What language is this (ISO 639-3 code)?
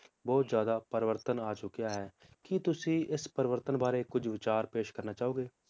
pan